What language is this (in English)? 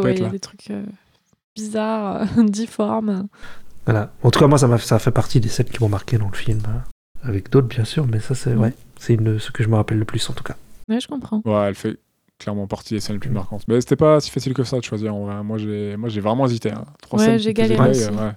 French